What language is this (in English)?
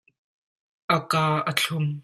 Hakha Chin